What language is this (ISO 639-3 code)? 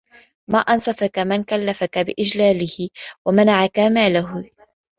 ara